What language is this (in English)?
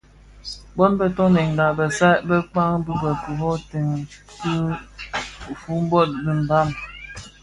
Bafia